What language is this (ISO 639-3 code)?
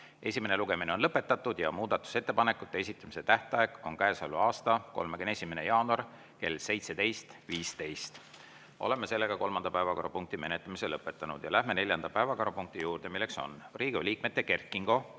est